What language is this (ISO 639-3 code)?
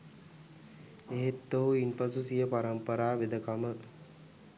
sin